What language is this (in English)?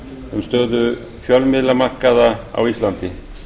Icelandic